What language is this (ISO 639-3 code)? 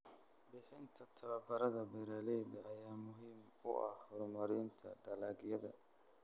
som